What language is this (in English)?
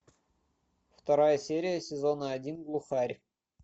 Russian